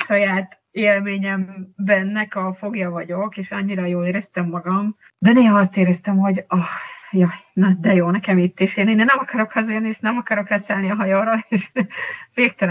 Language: Hungarian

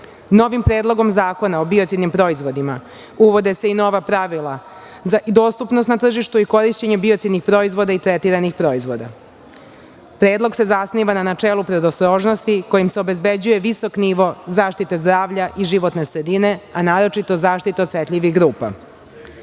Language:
Serbian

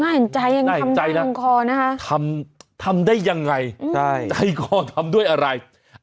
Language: Thai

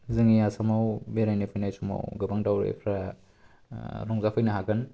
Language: Bodo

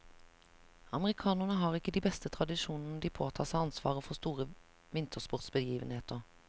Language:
Norwegian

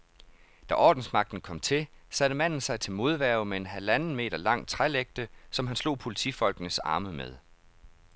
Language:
Danish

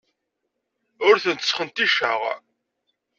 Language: Kabyle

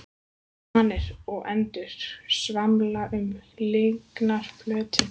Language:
Icelandic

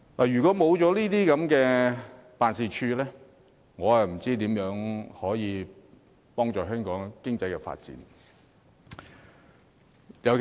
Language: Cantonese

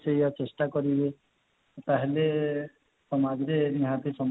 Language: Odia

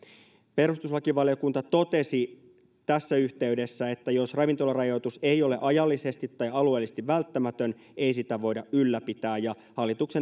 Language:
Finnish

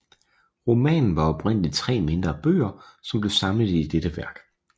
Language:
Danish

